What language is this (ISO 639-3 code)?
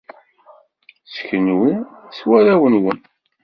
kab